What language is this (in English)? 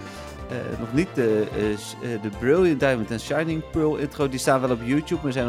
Dutch